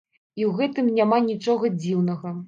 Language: Belarusian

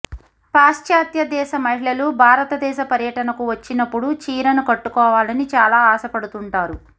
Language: Telugu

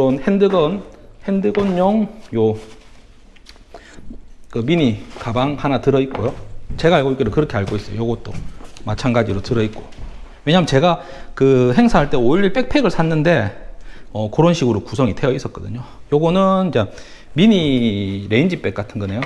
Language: Korean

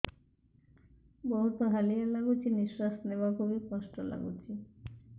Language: Odia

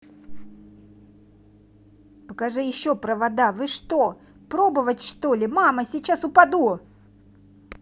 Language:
Russian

